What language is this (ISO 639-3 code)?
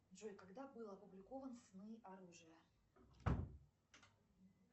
rus